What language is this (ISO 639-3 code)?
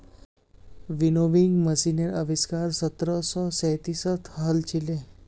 mag